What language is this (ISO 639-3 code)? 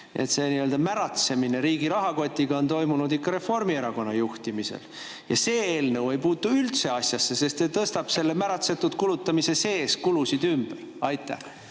est